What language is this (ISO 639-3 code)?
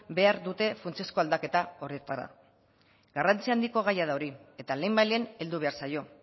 eus